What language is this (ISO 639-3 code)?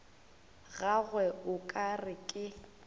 nso